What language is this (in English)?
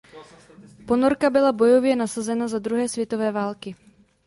Czech